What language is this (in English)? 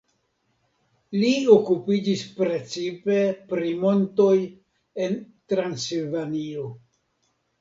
Esperanto